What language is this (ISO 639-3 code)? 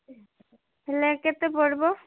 ori